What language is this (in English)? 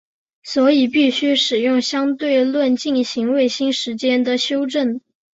Chinese